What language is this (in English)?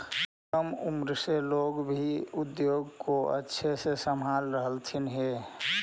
Magahi